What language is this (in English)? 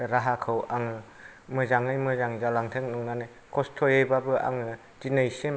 Bodo